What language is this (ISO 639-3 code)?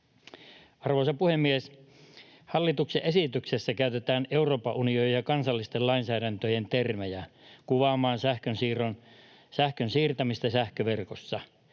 fin